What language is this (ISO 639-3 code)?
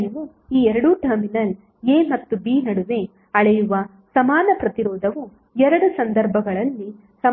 kan